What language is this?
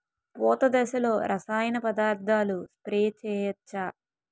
Telugu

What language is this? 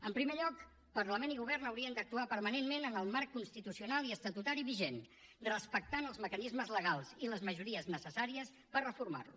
Catalan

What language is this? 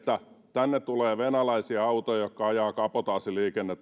Finnish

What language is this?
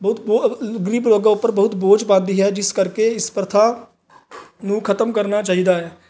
Punjabi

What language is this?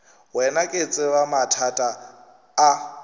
Northern Sotho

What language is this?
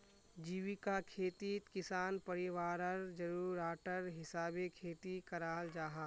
Magahi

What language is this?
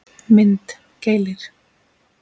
Icelandic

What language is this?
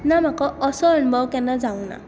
Konkani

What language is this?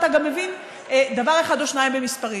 Hebrew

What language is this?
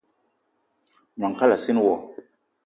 Eton (Cameroon)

